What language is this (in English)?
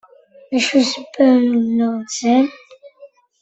Kabyle